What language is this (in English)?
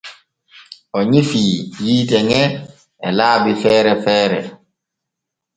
Borgu Fulfulde